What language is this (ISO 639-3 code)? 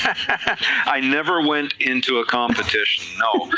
eng